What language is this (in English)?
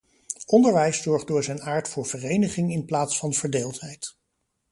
Dutch